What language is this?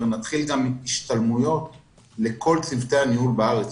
Hebrew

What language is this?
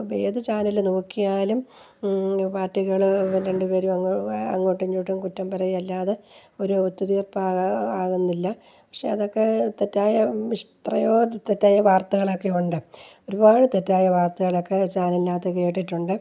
Malayalam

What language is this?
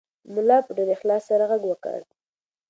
Pashto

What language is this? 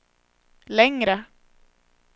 Swedish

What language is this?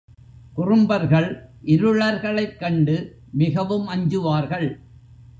Tamil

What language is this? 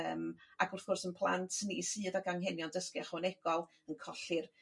Welsh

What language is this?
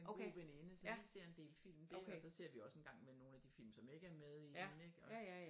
Danish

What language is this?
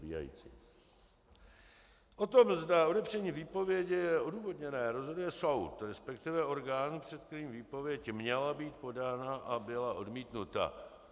Czech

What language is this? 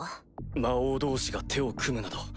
Japanese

